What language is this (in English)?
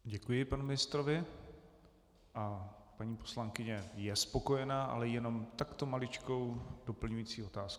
Czech